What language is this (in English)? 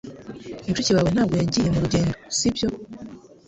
Kinyarwanda